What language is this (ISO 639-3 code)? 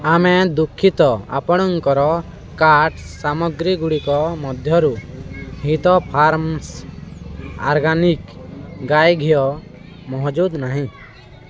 ori